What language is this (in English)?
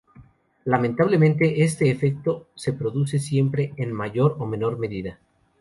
Spanish